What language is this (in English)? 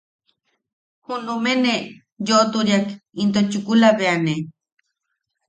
Yaqui